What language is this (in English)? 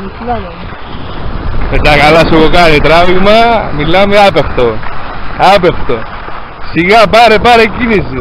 Greek